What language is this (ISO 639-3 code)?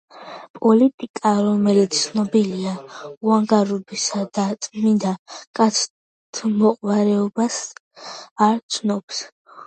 kat